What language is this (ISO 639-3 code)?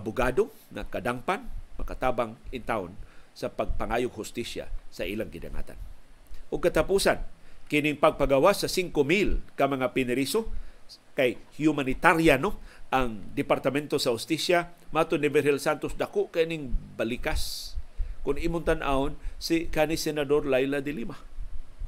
fil